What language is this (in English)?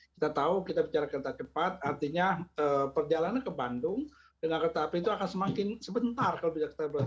Indonesian